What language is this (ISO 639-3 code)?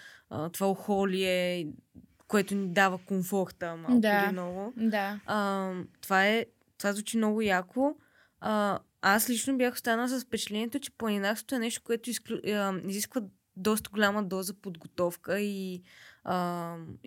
bul